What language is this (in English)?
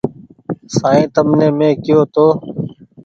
Goaria